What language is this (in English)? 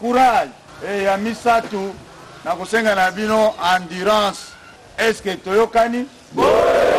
French